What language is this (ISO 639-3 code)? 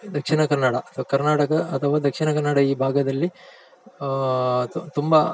kan